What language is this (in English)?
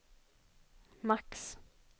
Swedish